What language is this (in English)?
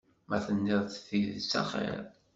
Kabyle